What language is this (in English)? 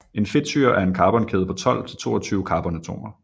Danish